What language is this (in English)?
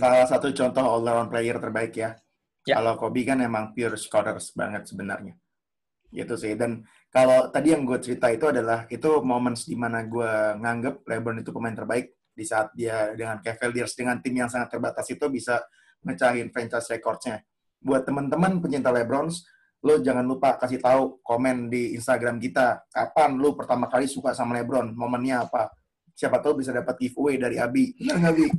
Indonesian